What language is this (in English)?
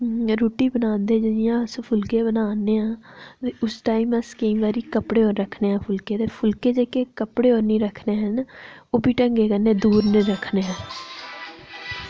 Dogri